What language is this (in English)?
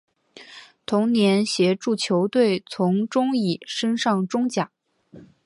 Chinese